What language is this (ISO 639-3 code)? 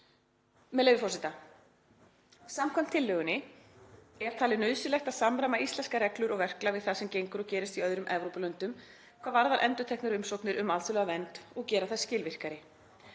isl